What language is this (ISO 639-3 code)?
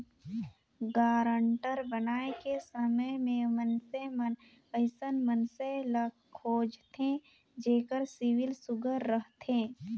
hne